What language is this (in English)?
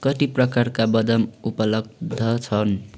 Nepali